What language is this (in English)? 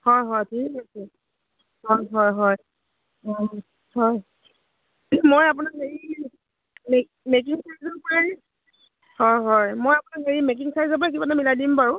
Assamese